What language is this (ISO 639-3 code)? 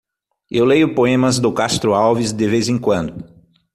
por